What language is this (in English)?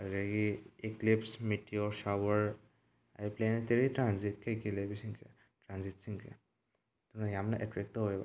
Manipuri